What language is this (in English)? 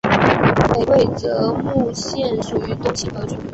Chinese